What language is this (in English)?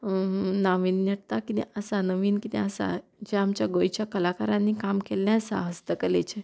Konkani